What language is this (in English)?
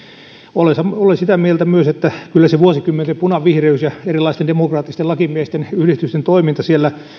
Finnish